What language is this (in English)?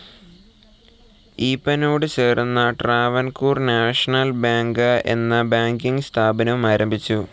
Malayalam